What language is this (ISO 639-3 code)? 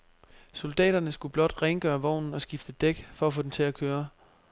dan